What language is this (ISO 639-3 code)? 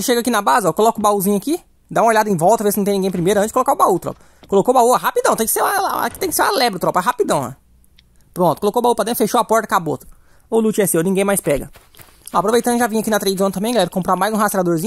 por